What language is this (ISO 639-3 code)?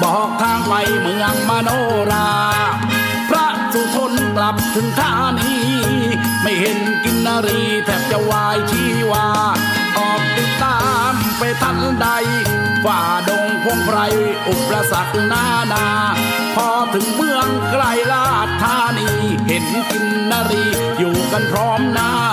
tha